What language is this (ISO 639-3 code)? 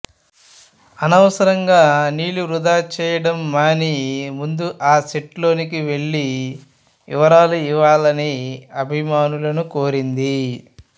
tel